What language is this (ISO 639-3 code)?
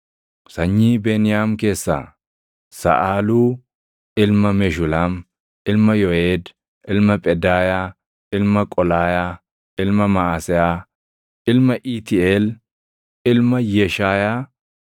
orm